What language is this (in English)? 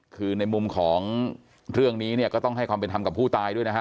Thai